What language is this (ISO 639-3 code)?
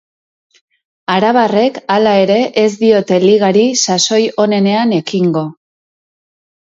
eus